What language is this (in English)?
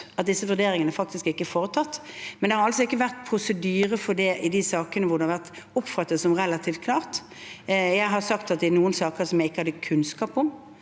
Norwegian